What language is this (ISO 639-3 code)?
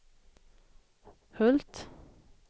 swe